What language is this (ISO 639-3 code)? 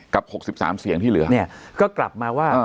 tha